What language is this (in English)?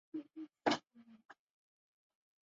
Chinese